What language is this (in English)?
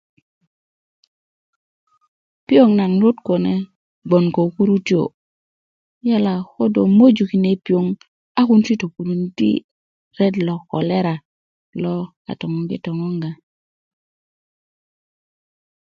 Kuku